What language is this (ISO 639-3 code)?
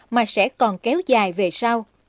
vie